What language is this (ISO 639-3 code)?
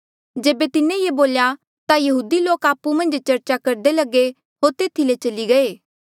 mjl